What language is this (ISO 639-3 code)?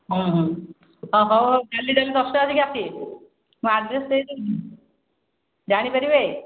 ori